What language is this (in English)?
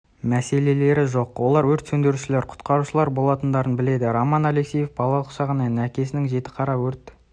Kazakh